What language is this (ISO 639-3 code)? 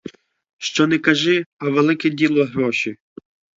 ukr